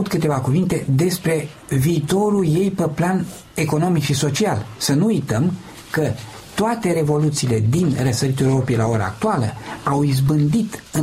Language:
Romanian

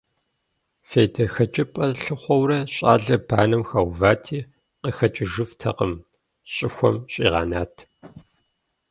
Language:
Kabardian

